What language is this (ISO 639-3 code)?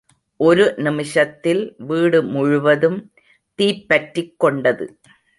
tam